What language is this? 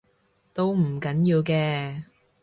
Cantonese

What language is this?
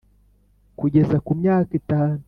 Kinyarwanda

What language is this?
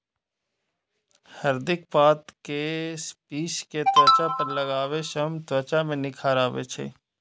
Maithili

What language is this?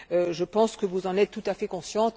French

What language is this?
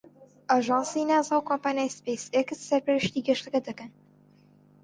Central Kurdish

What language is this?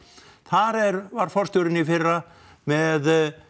Icelandic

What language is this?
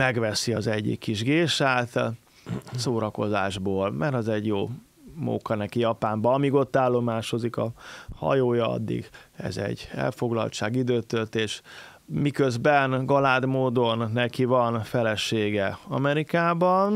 Hungarian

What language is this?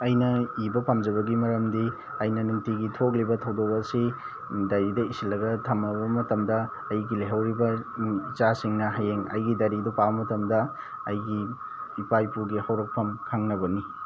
Manipuri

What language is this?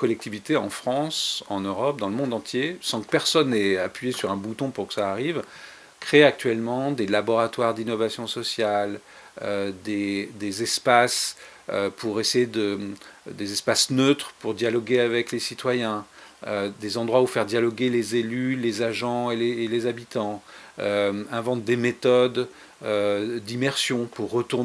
French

